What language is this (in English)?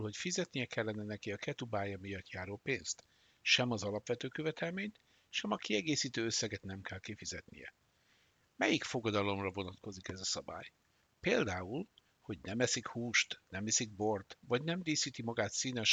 Hungarian